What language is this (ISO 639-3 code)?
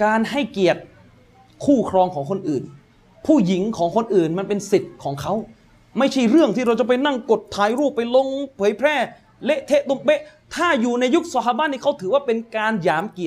tha